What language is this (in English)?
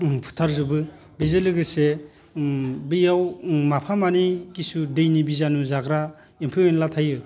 Bodo